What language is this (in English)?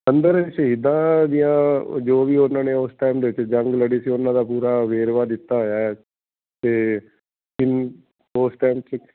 Punjabi